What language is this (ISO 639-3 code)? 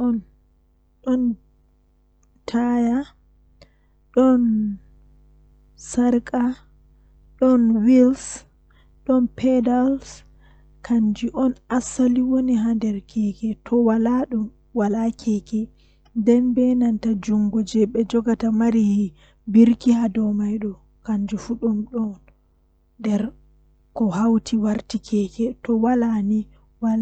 fuh